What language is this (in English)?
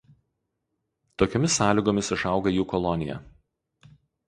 Lithuanian